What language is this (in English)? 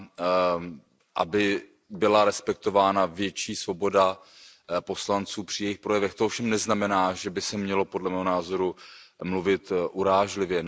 Czech